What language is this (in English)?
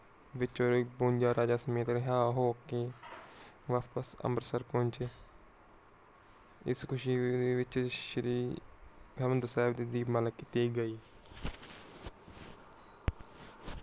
Punjabi